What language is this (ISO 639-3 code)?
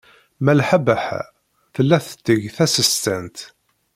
kab